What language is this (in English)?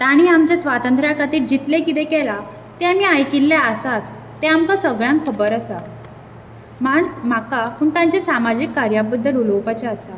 Konkani